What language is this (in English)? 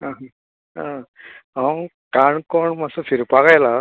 Konkani